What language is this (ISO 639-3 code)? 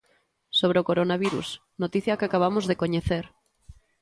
glg